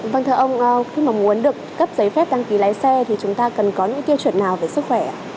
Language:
Vietnamese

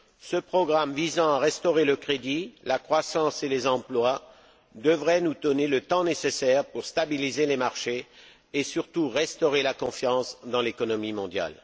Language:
French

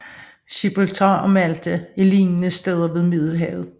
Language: Danish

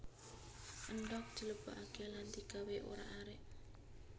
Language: Javanese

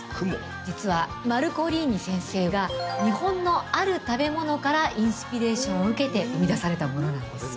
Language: Japanese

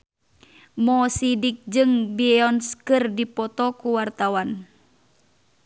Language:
Sundanese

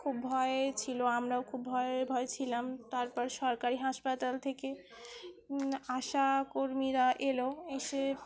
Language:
Bangla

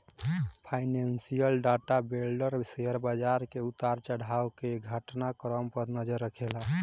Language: Bhojpuri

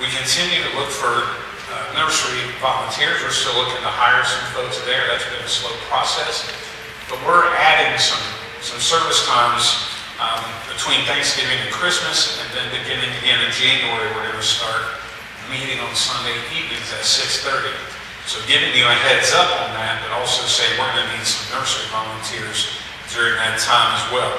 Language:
English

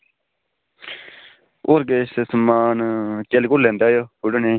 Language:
Dogri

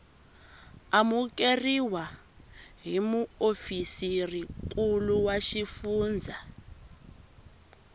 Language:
Tsonga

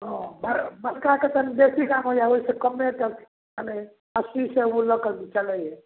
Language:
Maithili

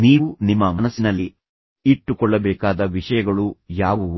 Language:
Kannada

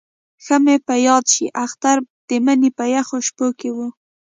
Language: Pashto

